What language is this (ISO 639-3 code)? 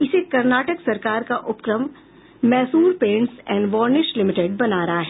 hin